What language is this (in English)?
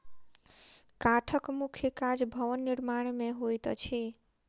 Maithili